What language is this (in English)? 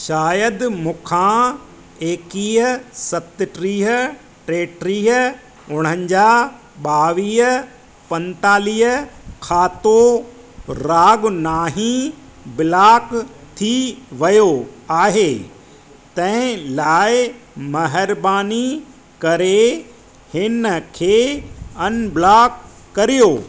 Sindhi